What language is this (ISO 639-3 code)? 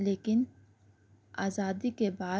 urd